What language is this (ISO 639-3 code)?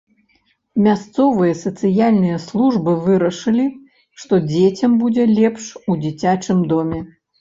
bel